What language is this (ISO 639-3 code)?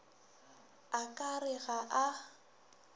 nso